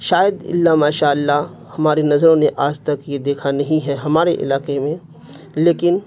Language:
Urdu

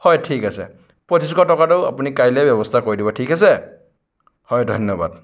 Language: Assamese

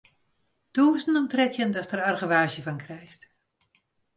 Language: Western Frisian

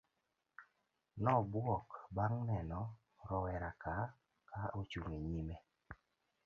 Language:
Luo (Kenya and Tanzania)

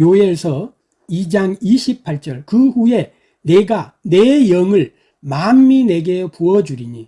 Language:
Korean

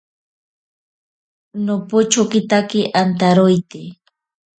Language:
Ashéninka Perené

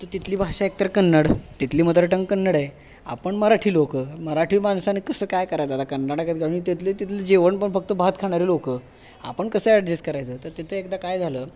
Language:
Marathi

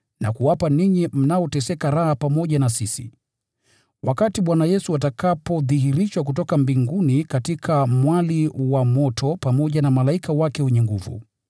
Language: Swahili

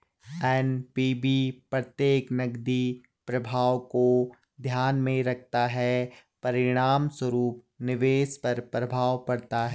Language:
Hindi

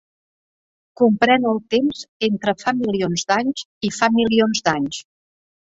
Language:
Catalan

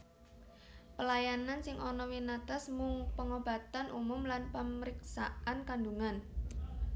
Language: Javanese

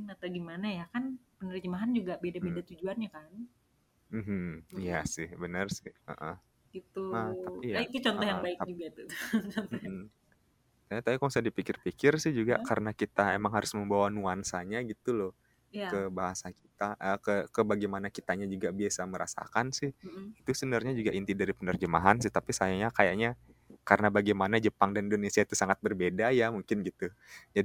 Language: Indonesian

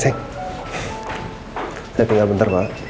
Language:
Indonesian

